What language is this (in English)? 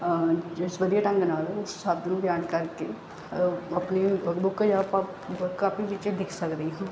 Punjabi